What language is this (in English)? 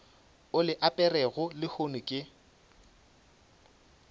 Northern Sotho